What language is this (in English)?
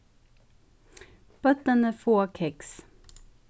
Faroese